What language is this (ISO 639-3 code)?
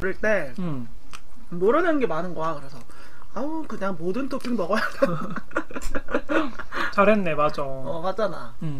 kor